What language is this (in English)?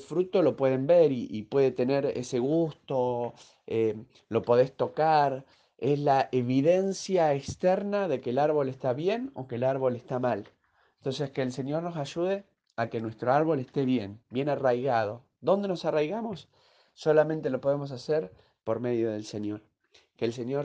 Spanish